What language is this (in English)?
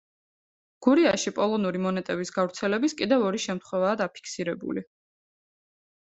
Georgian